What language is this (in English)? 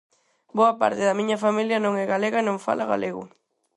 Galician